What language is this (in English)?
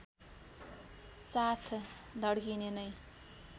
Nepali